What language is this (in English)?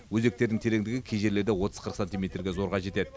Kazakh